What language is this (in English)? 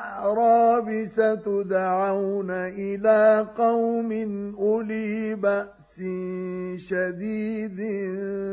Arabic